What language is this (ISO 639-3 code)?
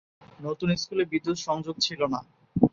ben